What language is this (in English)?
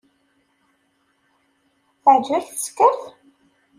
Kabyle